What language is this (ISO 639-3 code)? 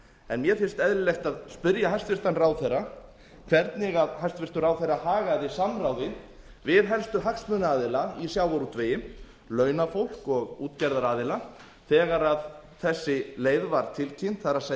isl